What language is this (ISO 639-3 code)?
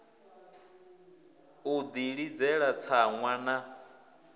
ven